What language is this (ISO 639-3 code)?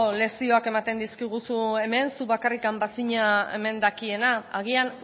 eus